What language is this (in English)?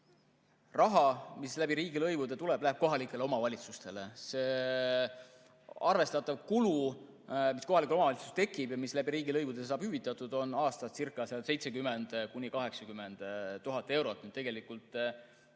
Estonian